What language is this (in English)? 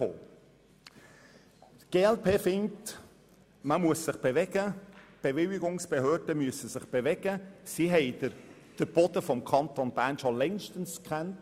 Swiss German